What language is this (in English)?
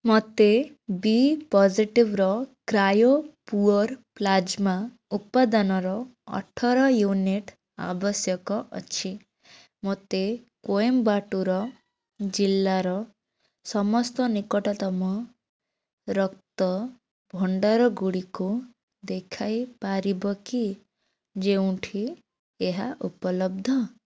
Odia